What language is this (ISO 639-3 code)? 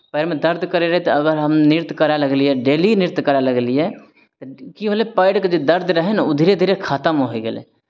mai